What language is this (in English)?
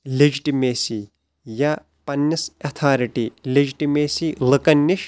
Kashmiri